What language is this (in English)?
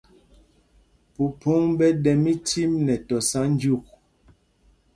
Mpumpong